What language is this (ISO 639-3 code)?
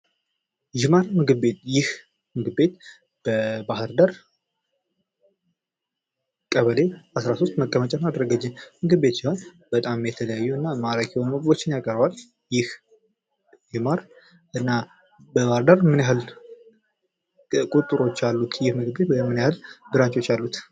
amh